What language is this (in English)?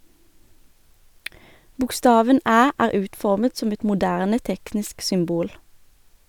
Norwegian